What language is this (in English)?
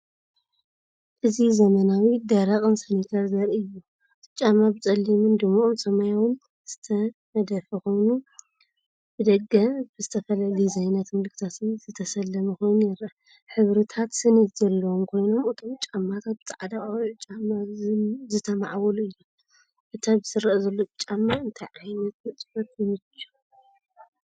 Tigrinya